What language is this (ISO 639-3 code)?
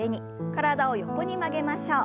jpn